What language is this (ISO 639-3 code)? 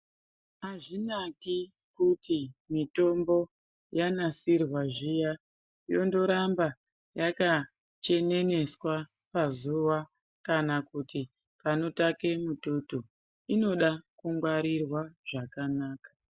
ndc